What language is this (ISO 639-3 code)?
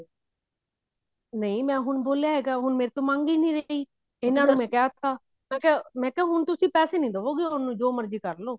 pan